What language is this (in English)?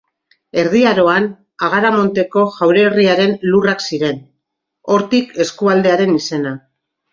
Basque